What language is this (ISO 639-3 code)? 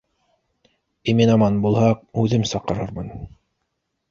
bak